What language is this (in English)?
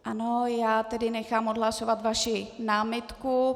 Czech